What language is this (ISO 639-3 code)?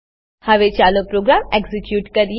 guj